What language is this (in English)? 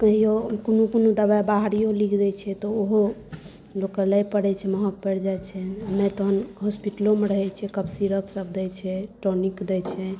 Maithili